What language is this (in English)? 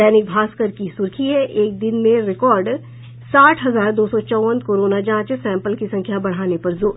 Hindi